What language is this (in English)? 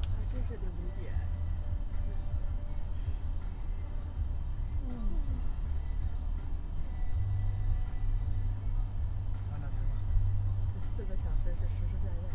Chinese